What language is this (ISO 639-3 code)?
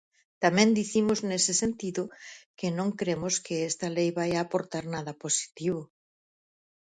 glg